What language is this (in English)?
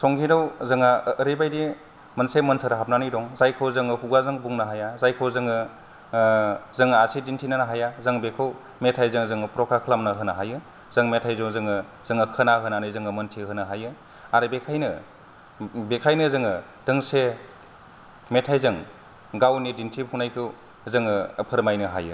Bodo